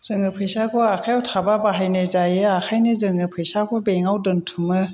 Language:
Bodo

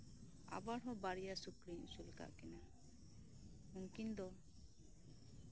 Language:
Santali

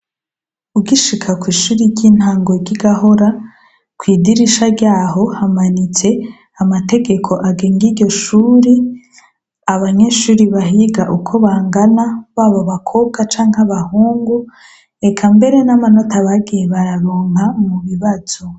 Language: Rundi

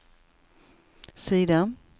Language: Swedish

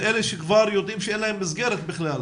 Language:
Hebrew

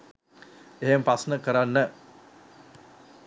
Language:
Sinhala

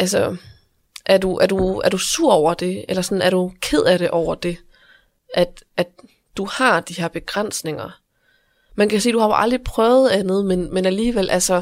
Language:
Danish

